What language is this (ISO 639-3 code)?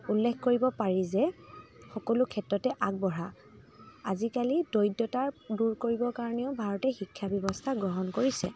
asm